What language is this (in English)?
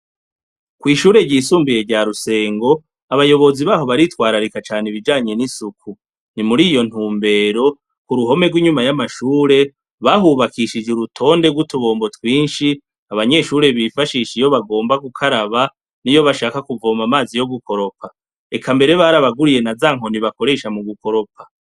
Rundi